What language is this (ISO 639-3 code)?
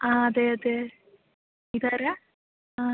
mal